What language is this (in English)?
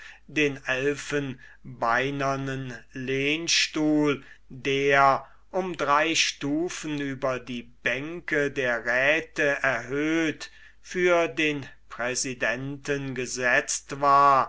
German